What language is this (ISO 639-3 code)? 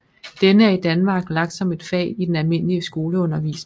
dan